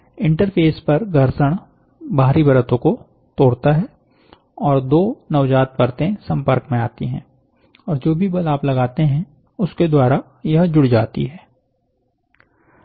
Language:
Hindi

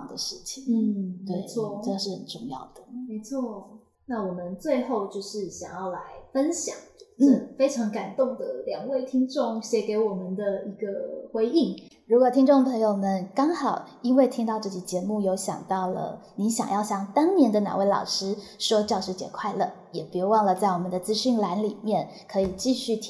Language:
Chinese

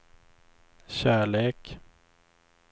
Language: Swedish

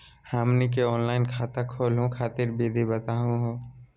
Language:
Magahi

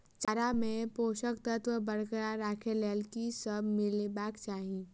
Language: Maithili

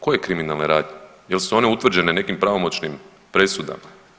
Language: Croatian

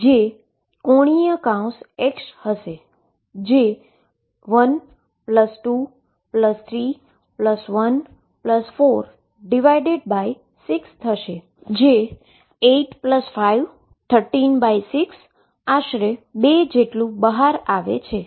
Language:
Gujarati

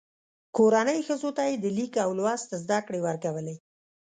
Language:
Pashto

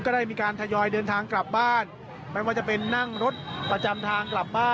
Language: Thai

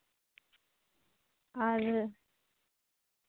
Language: Santali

